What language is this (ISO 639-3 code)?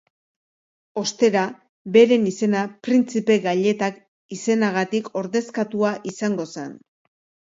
eus